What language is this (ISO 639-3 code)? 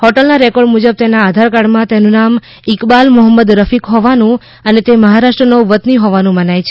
guj